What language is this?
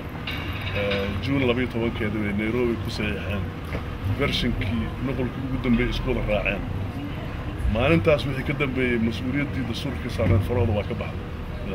Arabic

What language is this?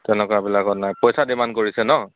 Assamese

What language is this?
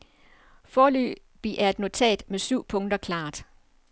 Danish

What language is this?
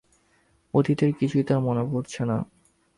Bangla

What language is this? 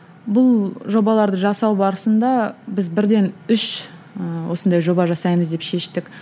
Kazakh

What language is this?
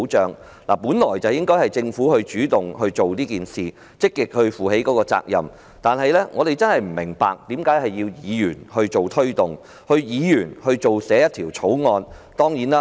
Cantonese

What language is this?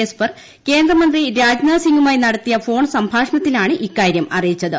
Malayalam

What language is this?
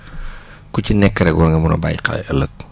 Wolof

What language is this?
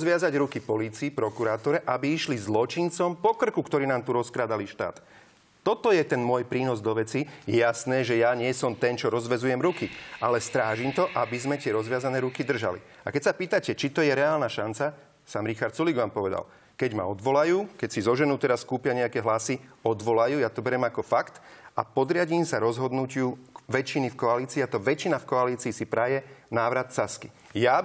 Slovak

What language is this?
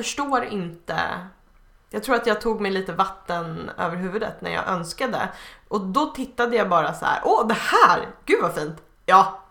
Swedish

